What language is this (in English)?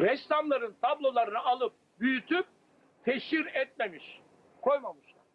Turkish